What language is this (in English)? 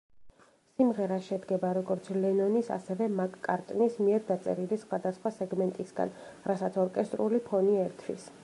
Georgian